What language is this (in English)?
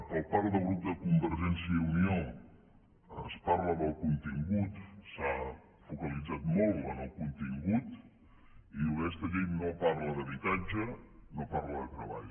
Catalan